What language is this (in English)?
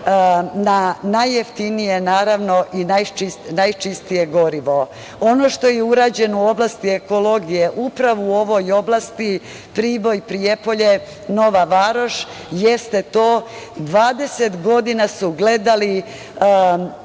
Serbian